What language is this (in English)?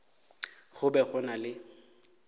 Northern Sotho